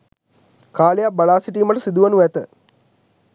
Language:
Sinhala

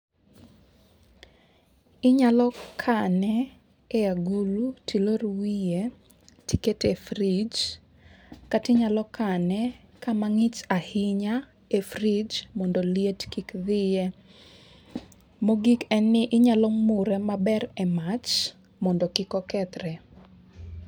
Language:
Luo (Kenya and Tanzania)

